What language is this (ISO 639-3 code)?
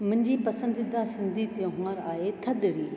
snd